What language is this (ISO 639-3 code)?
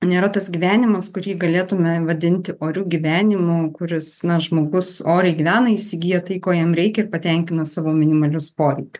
lit